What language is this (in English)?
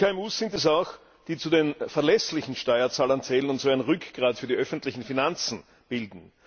German